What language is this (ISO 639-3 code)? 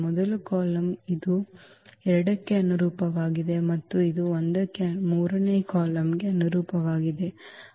kan